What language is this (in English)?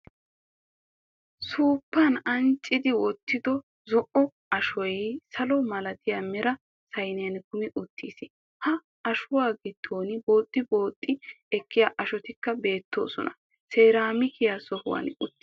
Wolaytta